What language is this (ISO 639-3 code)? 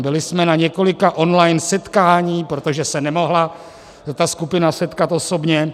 ces